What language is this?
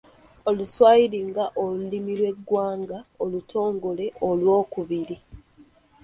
Ganda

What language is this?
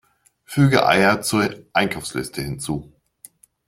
German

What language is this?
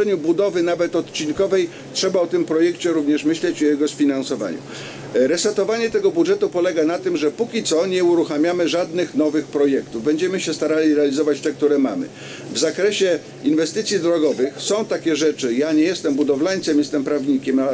Polish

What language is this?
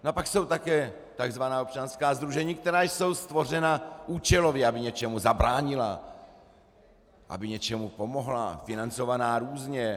Czech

